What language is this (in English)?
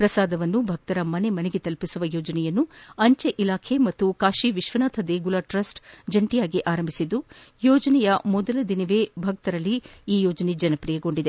Kannada